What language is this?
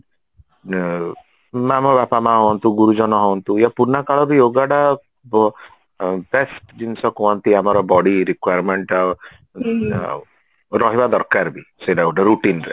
Odia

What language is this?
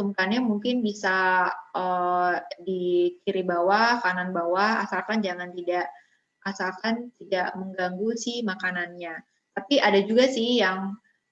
Indonesian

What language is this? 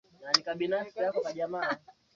Swahili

